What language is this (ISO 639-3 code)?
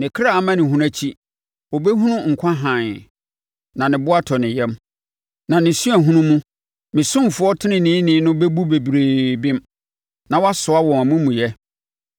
aka